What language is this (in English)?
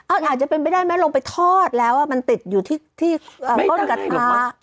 Thai